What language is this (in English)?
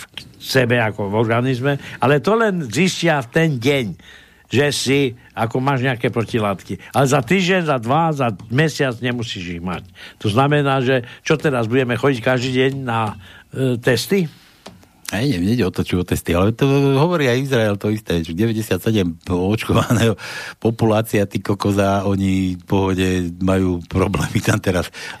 Slovak